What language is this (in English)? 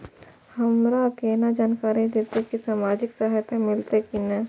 Maithili